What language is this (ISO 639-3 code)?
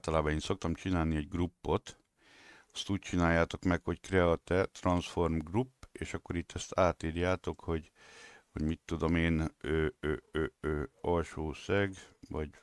hun